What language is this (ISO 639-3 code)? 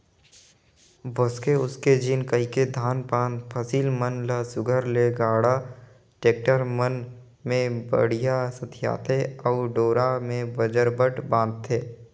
hne